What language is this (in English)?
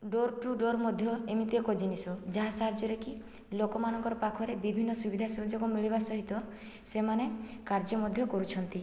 Odia